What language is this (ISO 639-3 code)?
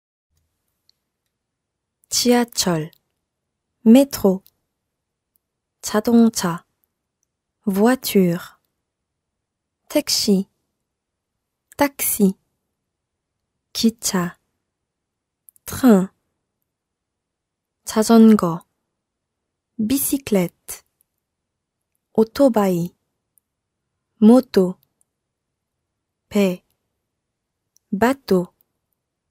fra